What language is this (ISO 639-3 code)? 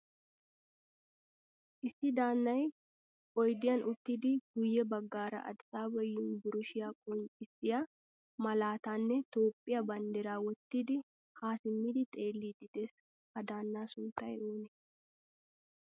wal